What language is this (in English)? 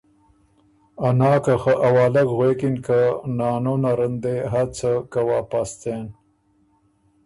Ormuri